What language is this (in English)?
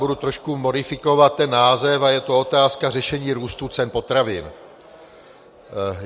Czech